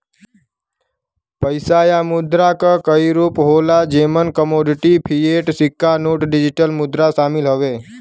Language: Bhojpuri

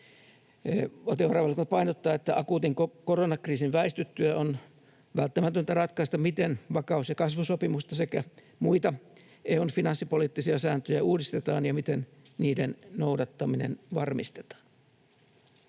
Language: Finnish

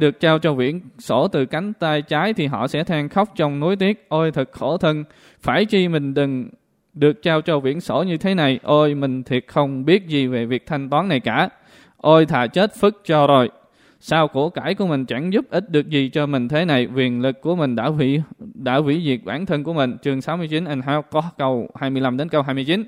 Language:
Vietnamese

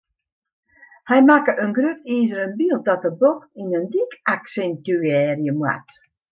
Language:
Western Frisian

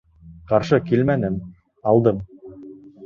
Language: Bashkir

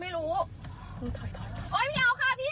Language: Thai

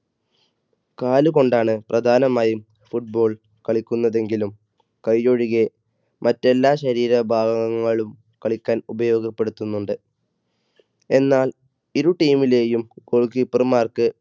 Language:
Malayalam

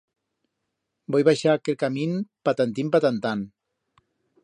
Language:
Aragonese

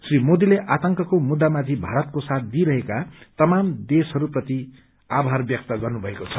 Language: Nepali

